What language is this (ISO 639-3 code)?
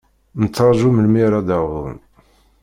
kab